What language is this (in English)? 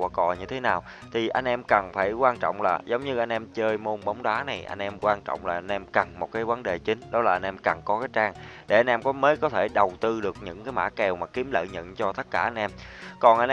Vietnamese